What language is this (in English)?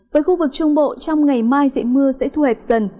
Vietnamese